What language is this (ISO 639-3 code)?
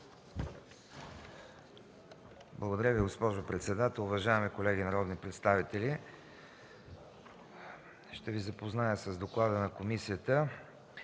bul